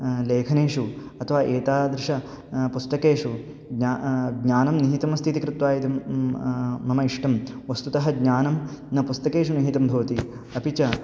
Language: Sanskrit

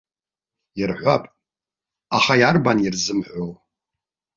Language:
Abkhazian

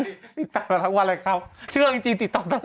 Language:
Thai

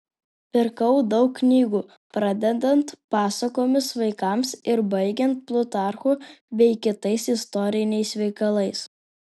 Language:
Lithuanian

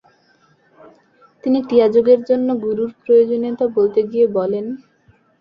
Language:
Bangla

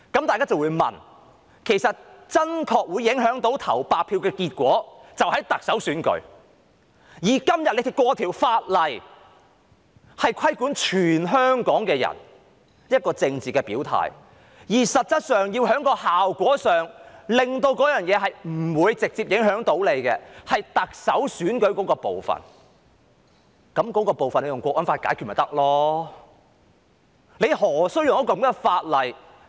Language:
Cantonese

